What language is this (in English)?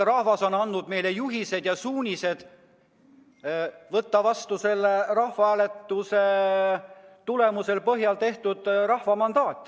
Estonian